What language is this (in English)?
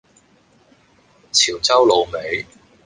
Cantonese